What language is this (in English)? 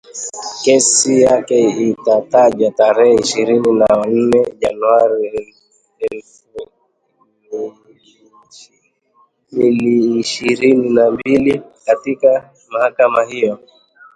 Swahili